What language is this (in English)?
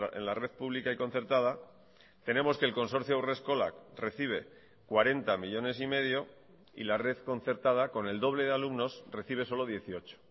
Spanish